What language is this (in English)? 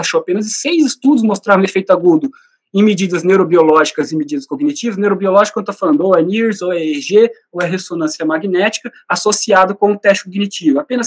Portuguese